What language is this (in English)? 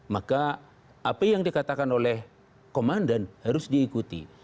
Indonesian